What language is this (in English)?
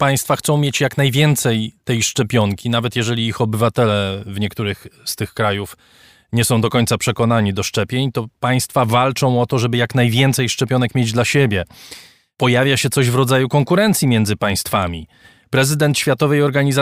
Polish